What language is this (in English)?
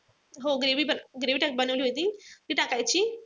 Marathi